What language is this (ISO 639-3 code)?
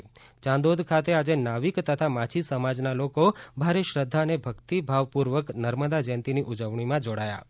guj